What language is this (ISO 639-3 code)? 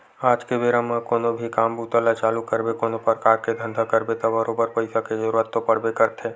hne